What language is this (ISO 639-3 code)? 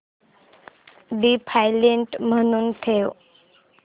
mar